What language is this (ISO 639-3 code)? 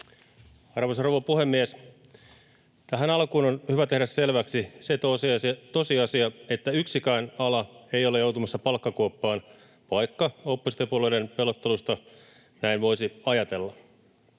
fin